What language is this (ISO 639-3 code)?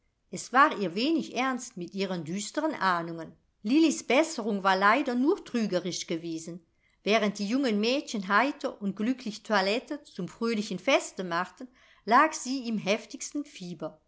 deu